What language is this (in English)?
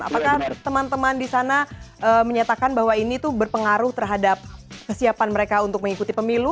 Indonesian